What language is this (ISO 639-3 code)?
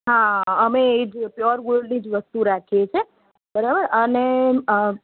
guj